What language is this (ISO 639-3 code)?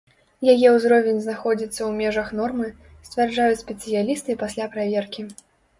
bel